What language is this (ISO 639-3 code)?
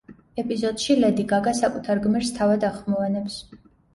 kat